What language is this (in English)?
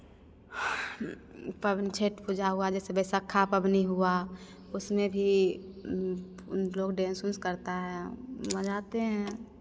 Hindi